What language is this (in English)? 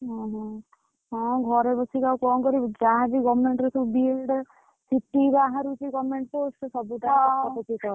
Odia